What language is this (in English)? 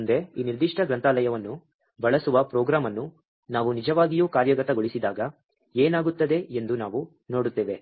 Kannada